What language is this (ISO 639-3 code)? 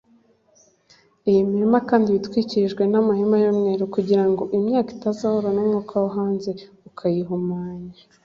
kin